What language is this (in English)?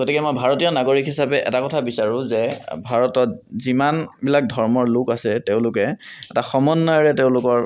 Assamese